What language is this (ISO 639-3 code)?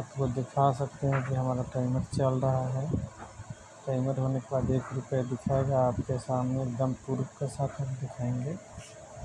hin